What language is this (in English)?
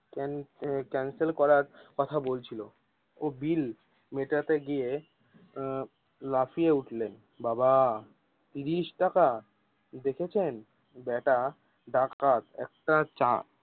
Bangla